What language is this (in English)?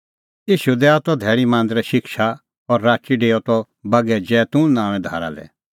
Kullu Pahari